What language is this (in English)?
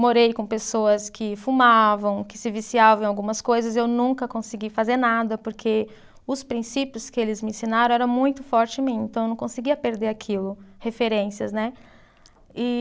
Portuguese